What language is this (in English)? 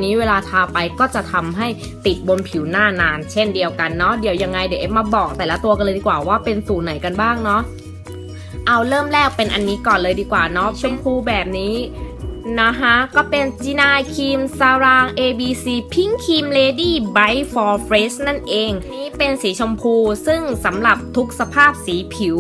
Thai